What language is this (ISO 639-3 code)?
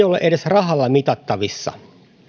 fin